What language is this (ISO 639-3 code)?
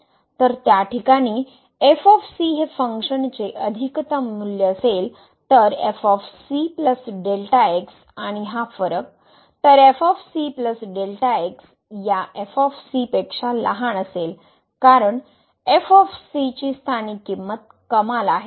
mar